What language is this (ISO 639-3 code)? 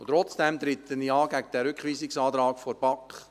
gsw